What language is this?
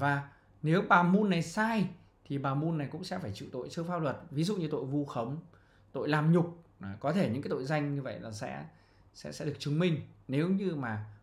Vietnamese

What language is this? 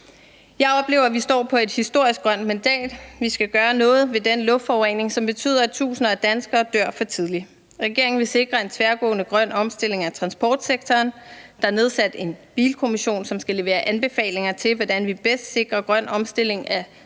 Danish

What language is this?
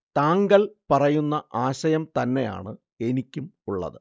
Malayalam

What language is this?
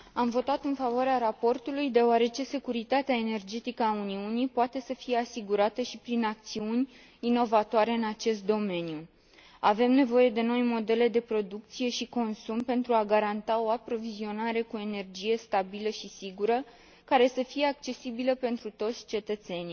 Romanian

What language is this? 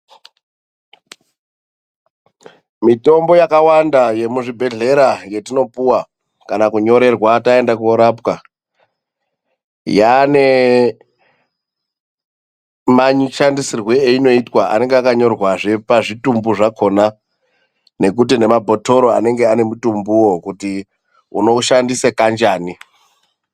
Ndau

